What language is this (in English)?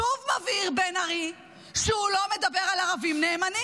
Hebrew